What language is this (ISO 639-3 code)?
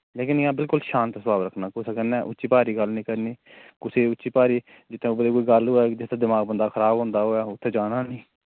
doi